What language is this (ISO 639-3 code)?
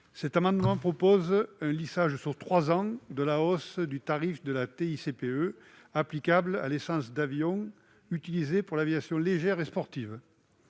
fra